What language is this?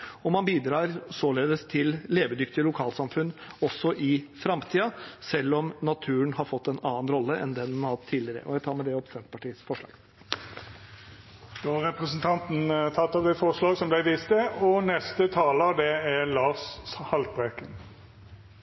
Norwegian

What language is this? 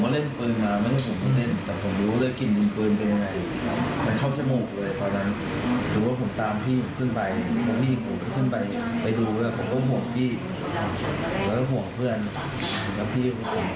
Thai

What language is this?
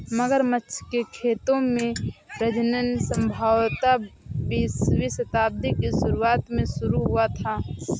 Hindi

